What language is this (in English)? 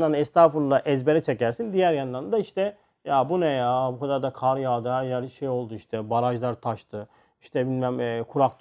Turkish